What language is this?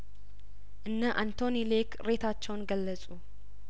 Amharic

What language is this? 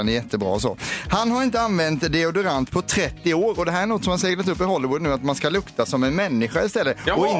Swedish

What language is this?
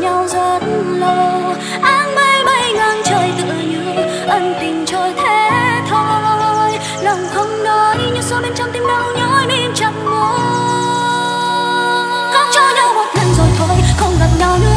Vietnamese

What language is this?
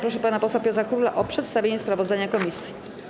Polish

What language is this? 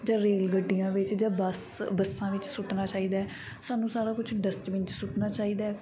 Punjabi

